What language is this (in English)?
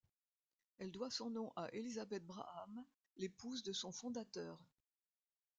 French